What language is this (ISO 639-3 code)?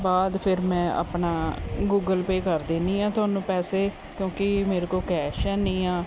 pan